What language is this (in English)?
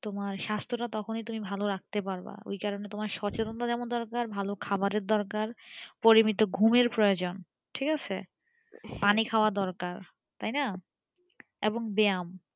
Bangla